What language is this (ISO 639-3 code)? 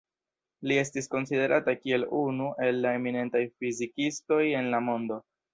epo